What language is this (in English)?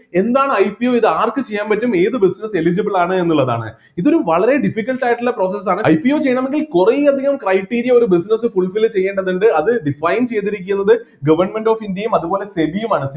Malayalam